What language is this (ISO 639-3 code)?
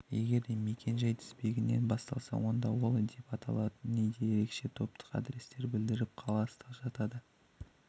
kaz